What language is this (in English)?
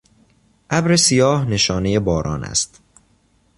Persian